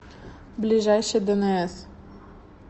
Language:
Russian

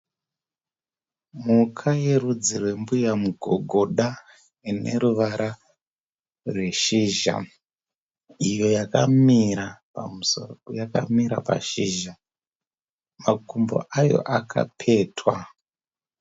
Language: Shona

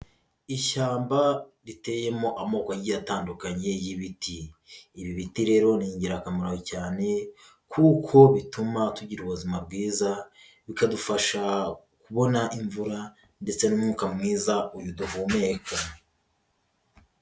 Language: Kinyarwanda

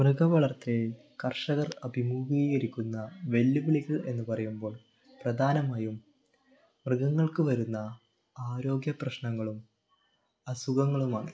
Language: Malayalam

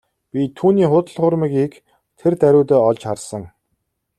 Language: Mongolian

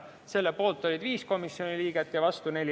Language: Estonian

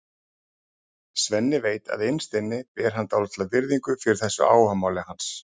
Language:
Icelandic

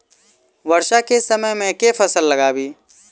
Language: Maithili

